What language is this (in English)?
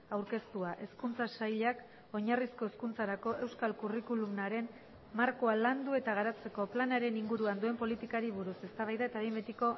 Basque